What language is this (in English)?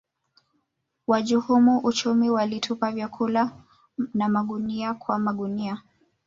Swahili